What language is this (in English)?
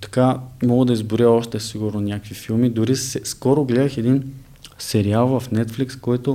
Bulgarian